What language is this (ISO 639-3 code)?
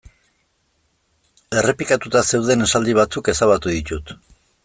eus